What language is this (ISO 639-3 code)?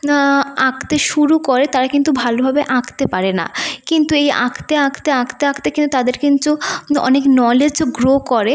ben